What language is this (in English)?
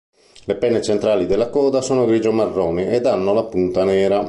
Italian